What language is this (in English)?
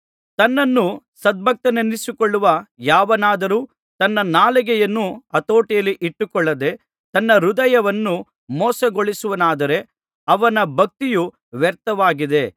Kannada